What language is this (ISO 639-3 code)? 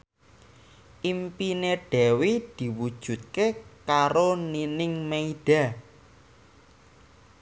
jav